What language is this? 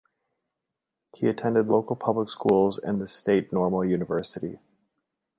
English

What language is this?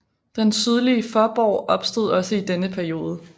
Danish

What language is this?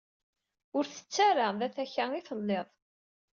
Kabyle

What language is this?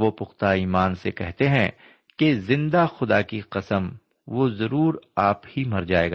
Urdu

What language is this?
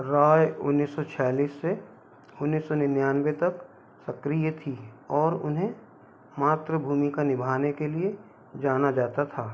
Hindi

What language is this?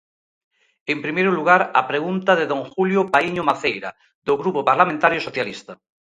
Galician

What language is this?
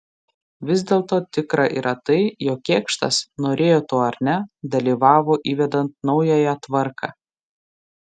Lithuanian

